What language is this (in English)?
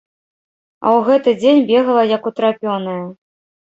Belarusian